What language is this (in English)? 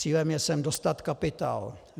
Czech